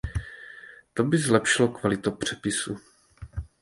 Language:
Czech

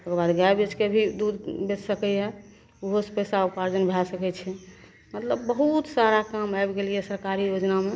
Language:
Maithili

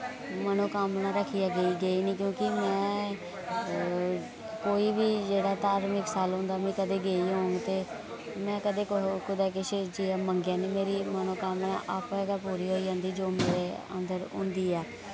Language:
Dogri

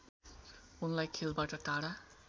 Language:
Nepali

